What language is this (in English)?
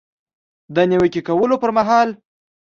Pashto